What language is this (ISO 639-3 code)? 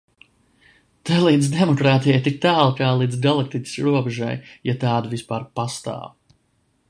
lav